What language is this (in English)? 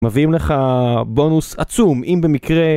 Hebrew